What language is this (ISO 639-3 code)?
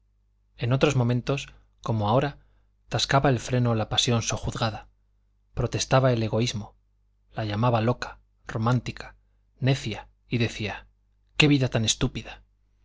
spa